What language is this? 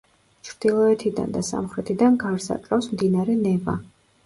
Georgian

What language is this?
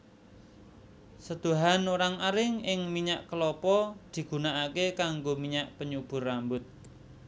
Javanese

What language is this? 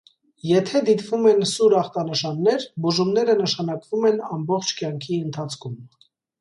Armenian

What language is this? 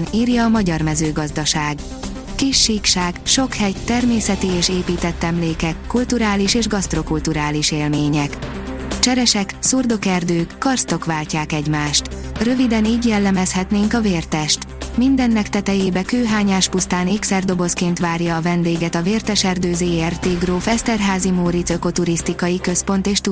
Hungarian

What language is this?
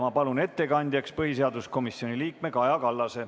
Estonian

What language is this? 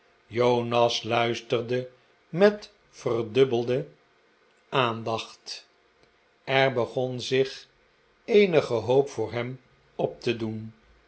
Dutch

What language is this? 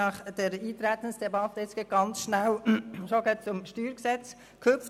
Swiss German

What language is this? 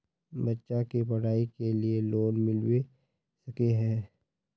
Magahi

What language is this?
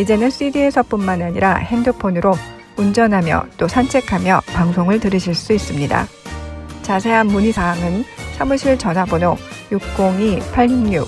Korean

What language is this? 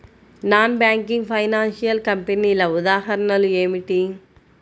Telugu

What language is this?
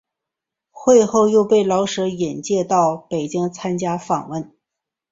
Chinese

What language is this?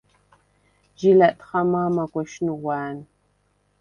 Svan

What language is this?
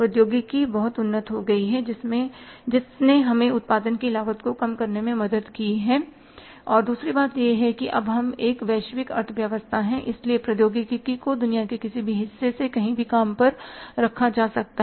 Hindi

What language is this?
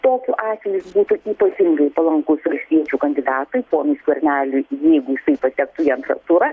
Lithuanian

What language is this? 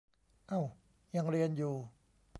Thai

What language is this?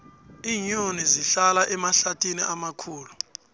South Ndebele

